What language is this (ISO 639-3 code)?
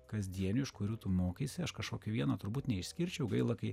lit